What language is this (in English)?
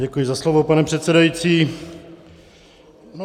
Czech